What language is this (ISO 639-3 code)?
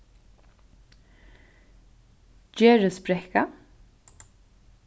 fao